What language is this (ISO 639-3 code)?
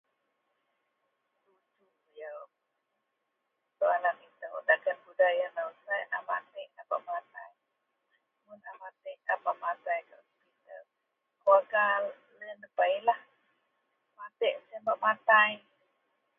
mel